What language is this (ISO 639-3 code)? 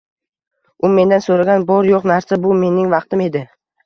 uzb